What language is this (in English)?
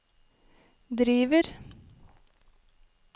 Norwegian